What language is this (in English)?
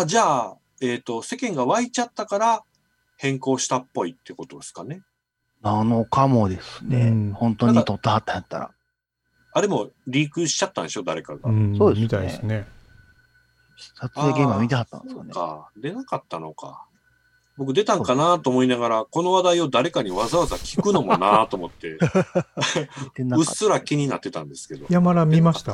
Japanese